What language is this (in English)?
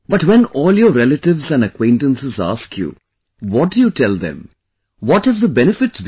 English